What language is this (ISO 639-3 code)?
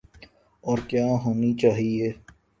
urd